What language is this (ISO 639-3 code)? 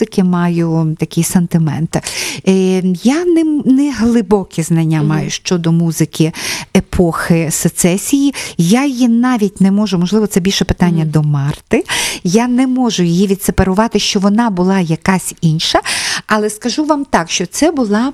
ukr